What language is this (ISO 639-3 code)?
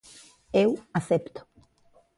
glg